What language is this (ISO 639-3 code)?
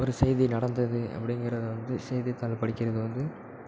tam